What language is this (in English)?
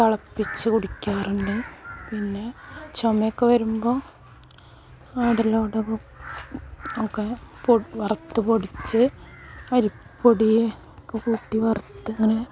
Malayalam